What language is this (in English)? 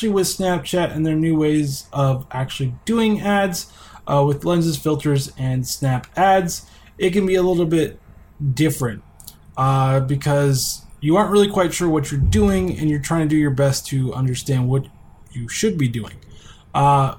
English